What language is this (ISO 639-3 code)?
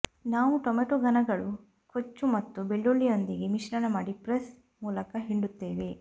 kan